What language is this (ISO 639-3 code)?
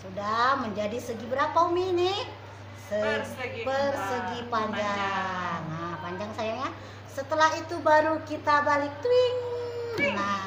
ind